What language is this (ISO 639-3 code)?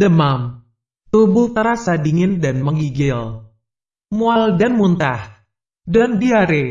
ind